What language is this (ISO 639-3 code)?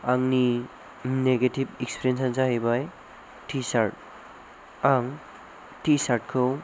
brx